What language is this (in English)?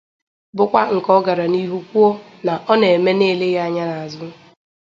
Igbo